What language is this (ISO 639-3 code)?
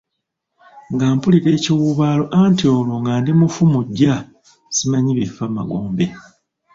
lug